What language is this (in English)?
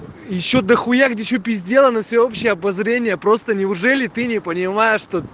Russian